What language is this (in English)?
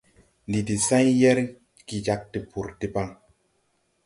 Tupuri